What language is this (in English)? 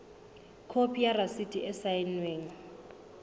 Southern Sotho